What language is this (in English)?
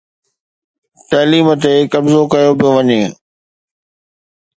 Sindhi